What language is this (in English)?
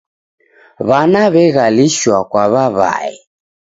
Taita